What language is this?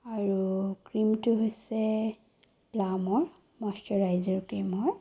Assamese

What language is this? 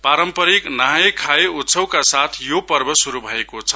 Nepali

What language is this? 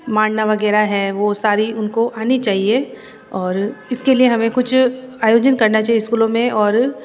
Hindi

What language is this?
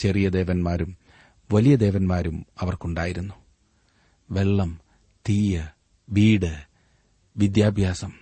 Malayalam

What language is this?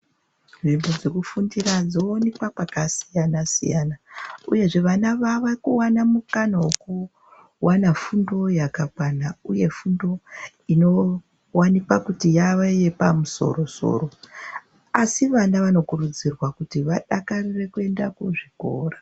Ndau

